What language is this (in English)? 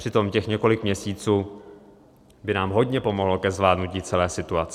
Czech